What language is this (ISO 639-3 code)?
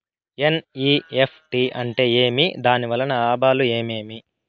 tel